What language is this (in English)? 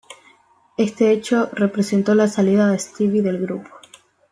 Spanish